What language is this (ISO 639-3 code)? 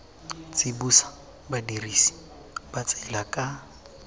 tsn